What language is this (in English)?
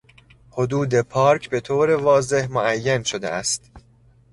Persian